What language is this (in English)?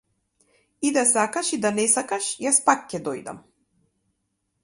Macedonian